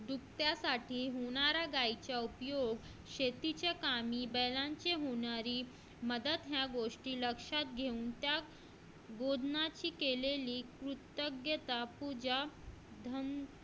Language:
Marathi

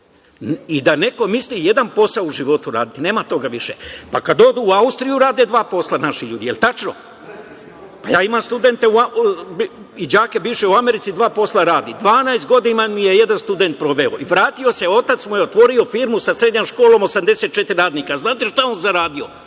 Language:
Serbian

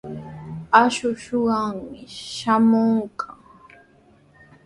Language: Sihuas Ancash Quechua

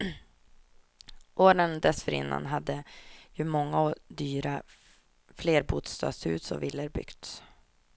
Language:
Swedish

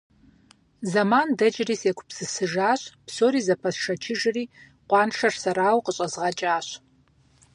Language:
Kabardian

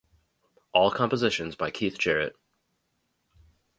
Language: English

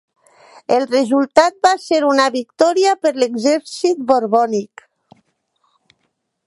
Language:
Catalan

